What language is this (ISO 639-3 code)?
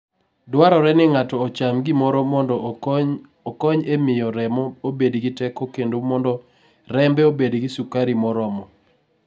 luo